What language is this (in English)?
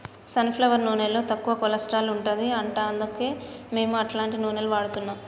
Telugu